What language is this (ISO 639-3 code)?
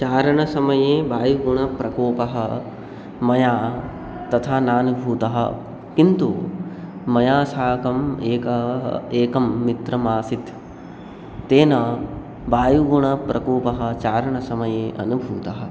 san